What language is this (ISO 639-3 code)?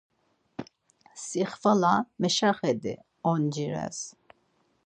lzz